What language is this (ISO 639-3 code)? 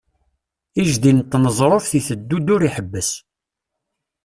kab